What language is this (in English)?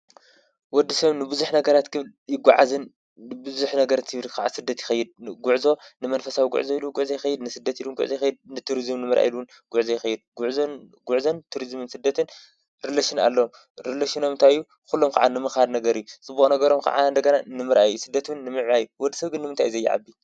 Tigrinya